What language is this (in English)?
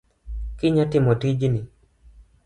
Luo (Kenya and Tanzania)